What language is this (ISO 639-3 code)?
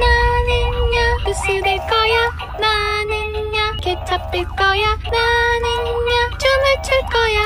kor